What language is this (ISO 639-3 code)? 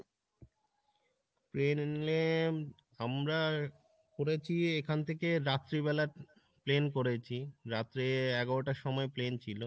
ben